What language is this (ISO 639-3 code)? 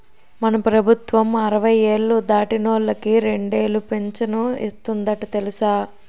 tel